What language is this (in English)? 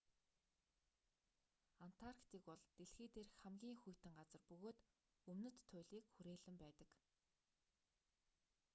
Mongolian